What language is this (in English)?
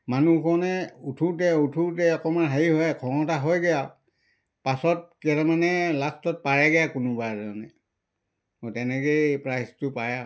Assamese